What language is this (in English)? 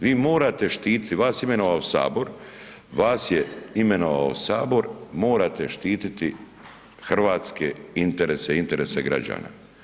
Croatian